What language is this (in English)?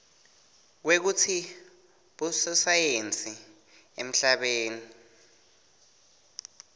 Swati